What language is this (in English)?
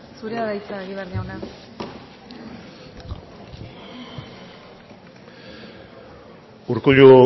Basque